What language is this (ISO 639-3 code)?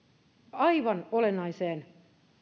fin